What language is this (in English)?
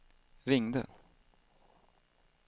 Swedish